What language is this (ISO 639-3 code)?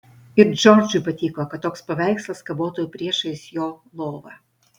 lit